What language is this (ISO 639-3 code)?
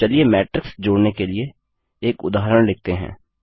hin